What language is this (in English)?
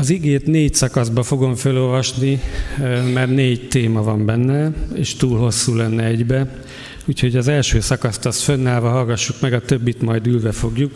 Hungarian